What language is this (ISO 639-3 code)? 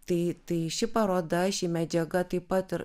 lit